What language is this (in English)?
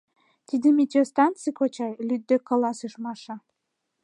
Mari